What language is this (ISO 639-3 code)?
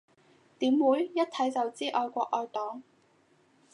yue